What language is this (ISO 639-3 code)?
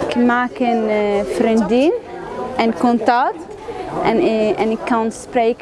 nld